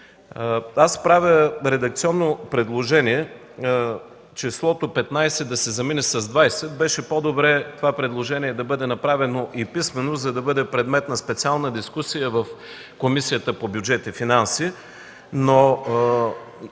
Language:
Bulgarian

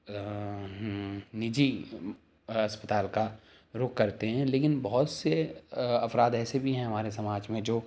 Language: Urdu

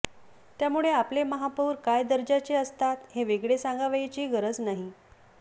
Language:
Marathi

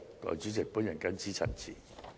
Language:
Cantonese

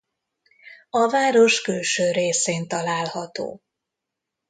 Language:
Hungarian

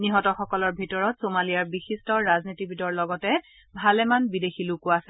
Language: Assamese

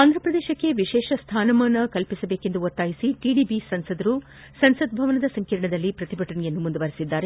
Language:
Kannada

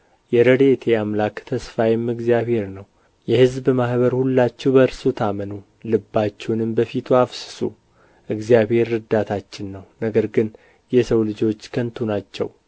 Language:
Amharic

